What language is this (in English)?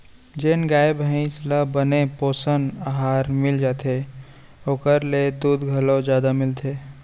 Chhattisgarhi